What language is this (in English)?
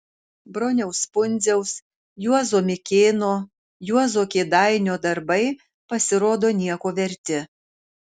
Lithuanian